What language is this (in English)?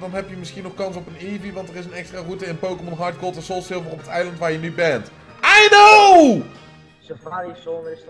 Dutch